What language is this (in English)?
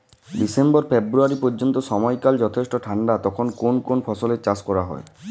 Bangla